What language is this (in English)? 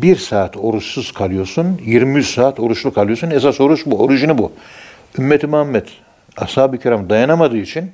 Turkish